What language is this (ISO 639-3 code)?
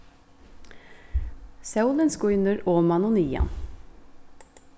fao